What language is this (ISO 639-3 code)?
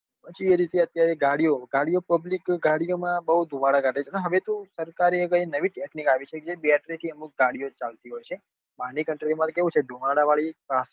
guj